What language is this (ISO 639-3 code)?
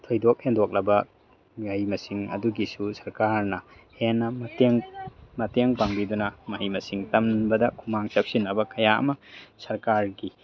mni